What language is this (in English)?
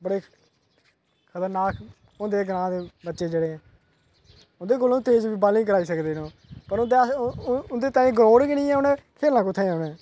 Dogri